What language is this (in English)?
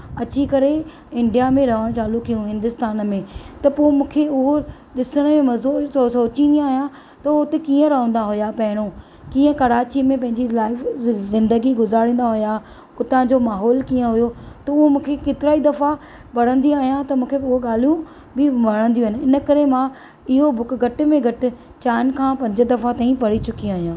Sindhi